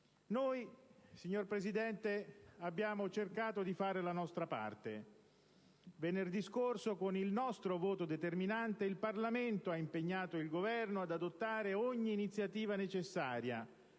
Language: Italian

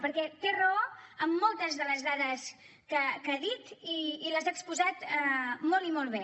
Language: Catalan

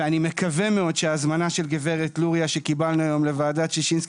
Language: Hebrew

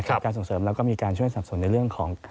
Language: Thai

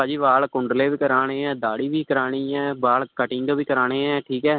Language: Punjabi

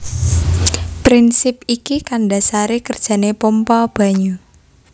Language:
Javanese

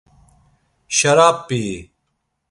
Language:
Laz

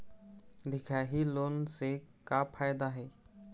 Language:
Chhattisgarhi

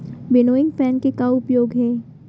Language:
Chhattisgarhi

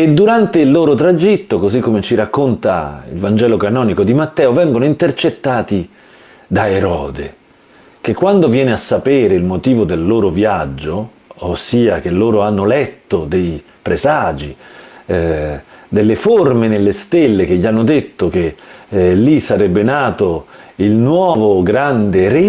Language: Italian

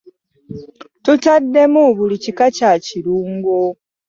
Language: Ganda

